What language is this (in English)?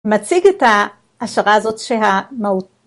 Hebrew